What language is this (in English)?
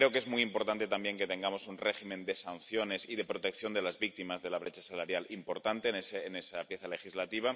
Spanish